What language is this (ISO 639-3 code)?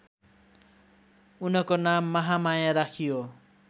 nep